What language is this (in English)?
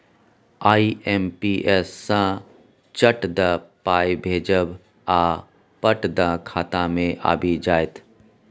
Maithili